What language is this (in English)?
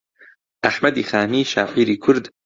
Central Kurdish